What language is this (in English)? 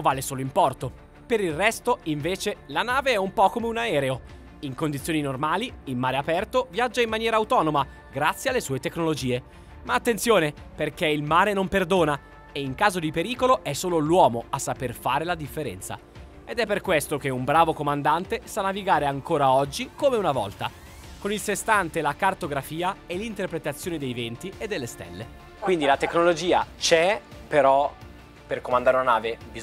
Italian